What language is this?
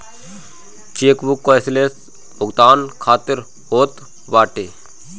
Bhojpuri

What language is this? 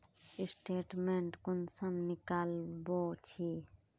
Magahi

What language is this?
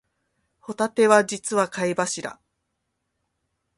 Japanese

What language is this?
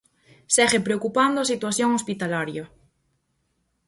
Galician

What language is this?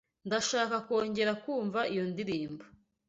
Kinyarwanda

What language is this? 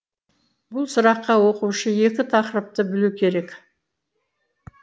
Kazakh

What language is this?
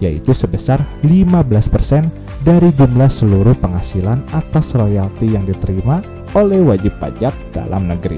Indonesian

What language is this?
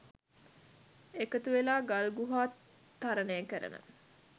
Sinhala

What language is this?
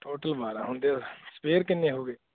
Punjabi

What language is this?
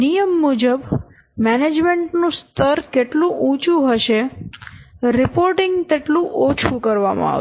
Gujarati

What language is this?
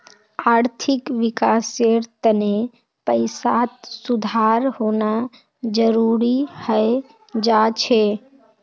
Magahi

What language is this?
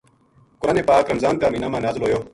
Gujari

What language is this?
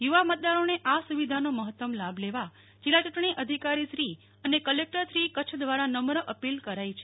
Gujarati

